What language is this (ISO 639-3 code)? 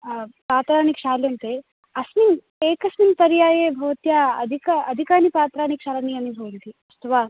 san